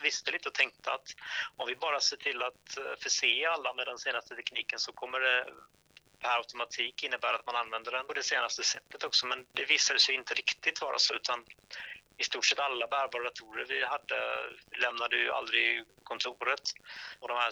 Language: Swedish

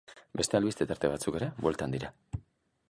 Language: Basque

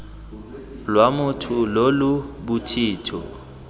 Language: Tswana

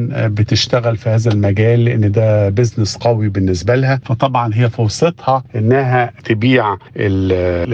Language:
Arabic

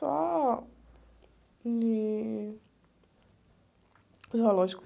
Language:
Portuguese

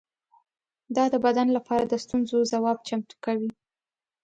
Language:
Pashto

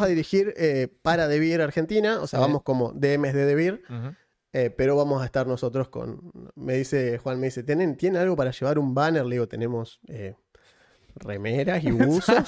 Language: Spanish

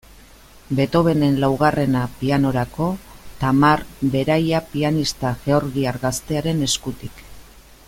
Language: Basque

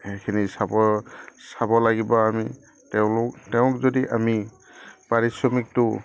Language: Assamese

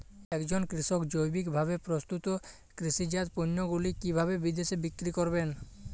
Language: Bangla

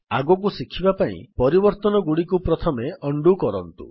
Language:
Odia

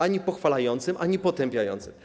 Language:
Polish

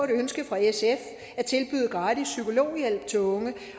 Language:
Danish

